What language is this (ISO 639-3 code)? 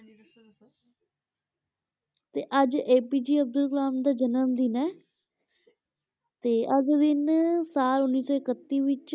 pan